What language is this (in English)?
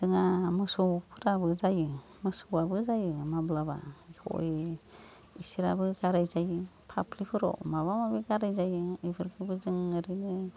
Bodo